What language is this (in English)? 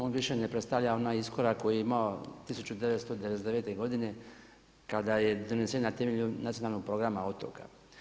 Croatian